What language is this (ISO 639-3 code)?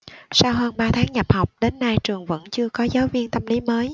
vie